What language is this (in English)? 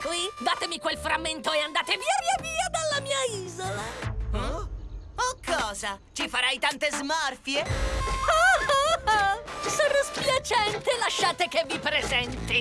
Italian